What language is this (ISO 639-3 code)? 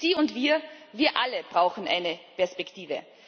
deu